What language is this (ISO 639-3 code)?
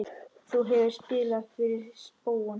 isl